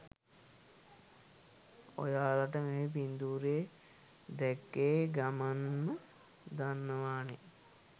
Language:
Sinhala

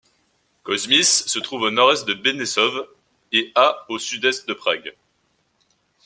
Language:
French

